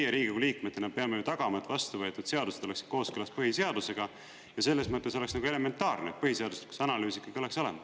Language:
Estonian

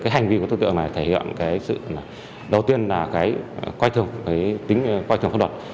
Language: Vietnamese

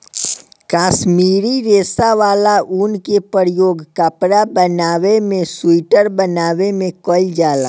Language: Bhojpuri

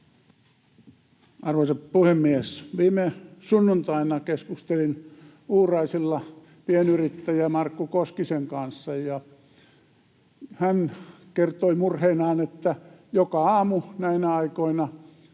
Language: Finnish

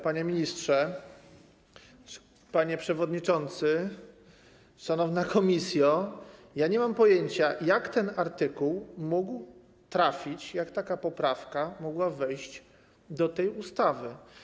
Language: Polish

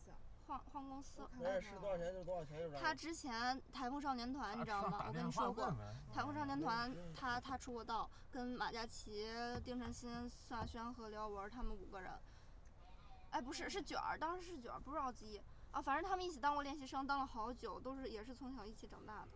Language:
Chinese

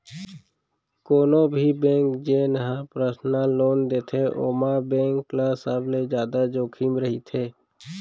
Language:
Chhattisgarhi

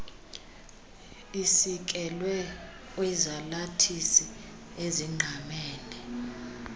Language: Xhosa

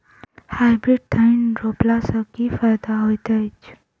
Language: Maithili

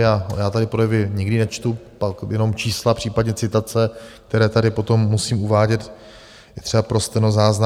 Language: Czech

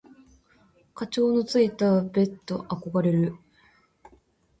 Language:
Japanese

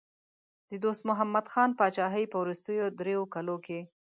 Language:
Pashto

